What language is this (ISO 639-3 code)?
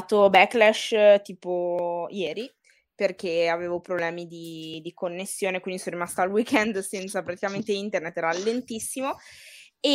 ita